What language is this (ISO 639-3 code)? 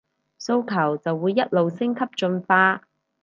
yue